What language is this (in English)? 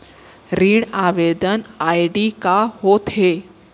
Chhattisgarhi